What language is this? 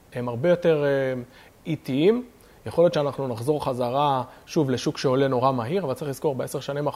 Hebrew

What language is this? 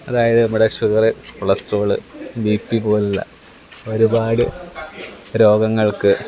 Malayalam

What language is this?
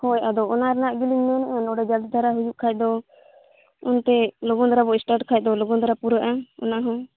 Santali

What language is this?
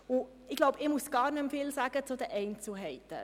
Swiss German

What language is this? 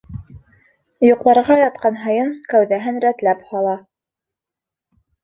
Bashkir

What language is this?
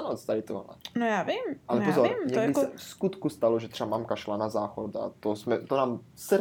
Czech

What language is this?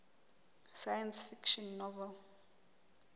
Southern Sotho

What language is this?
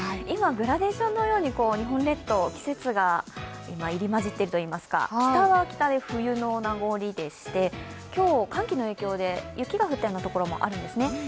Japanese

